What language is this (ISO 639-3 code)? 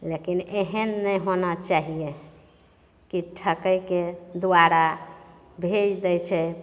mai